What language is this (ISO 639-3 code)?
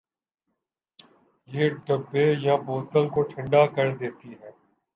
urd